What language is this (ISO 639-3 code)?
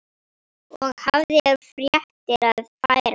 isl